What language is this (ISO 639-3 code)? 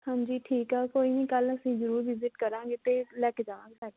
pan